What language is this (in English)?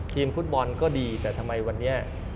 Thai